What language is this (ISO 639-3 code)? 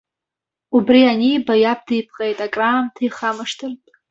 abk